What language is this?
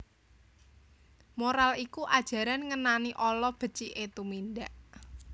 Javanese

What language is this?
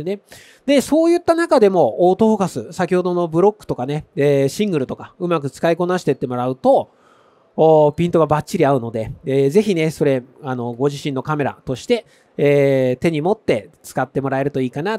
Japanese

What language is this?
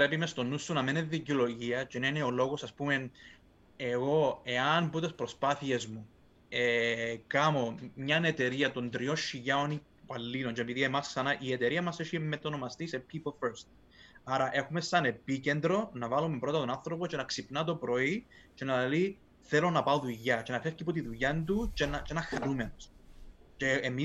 Greek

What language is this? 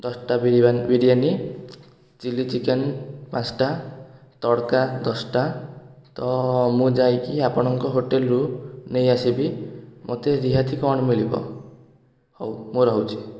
Odia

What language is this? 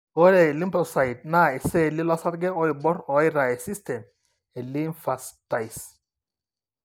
Masai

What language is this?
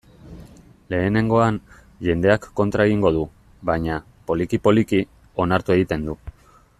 Basque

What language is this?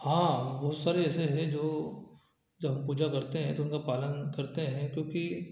Hindi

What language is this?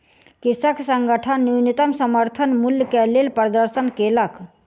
Maithili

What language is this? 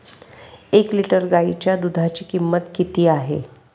Marathi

